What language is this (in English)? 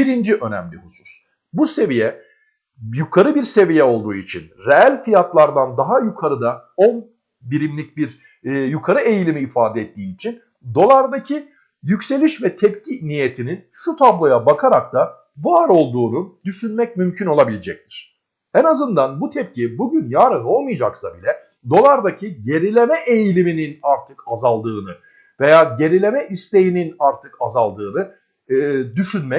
Turkish